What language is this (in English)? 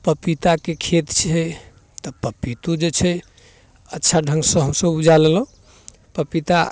Maithili